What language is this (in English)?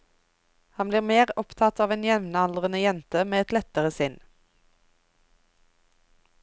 Norwegian